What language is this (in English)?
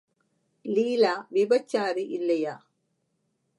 Tamil